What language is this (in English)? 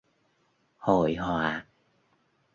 Vietnamese